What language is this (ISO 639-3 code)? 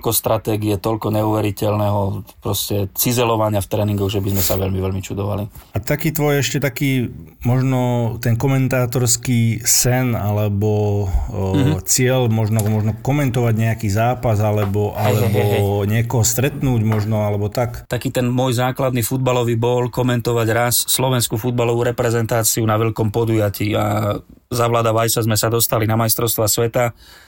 slk